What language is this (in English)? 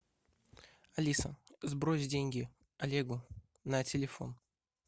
Russian